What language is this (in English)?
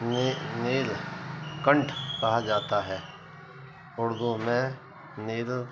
Urdu